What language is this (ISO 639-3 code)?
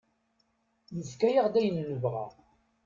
kab